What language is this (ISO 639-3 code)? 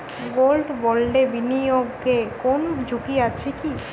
ben